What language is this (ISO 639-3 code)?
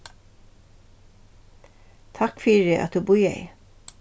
fao